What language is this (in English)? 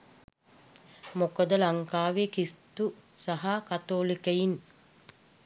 Sinhala